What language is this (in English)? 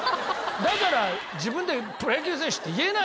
Japanese